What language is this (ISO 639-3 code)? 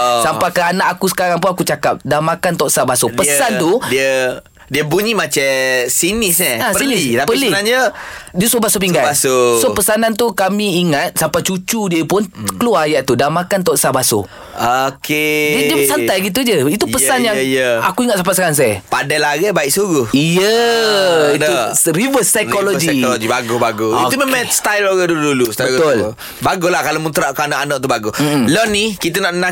msa